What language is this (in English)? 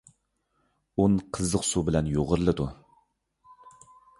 Uyghur